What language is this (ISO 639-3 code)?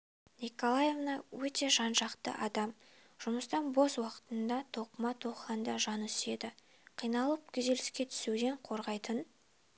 kaz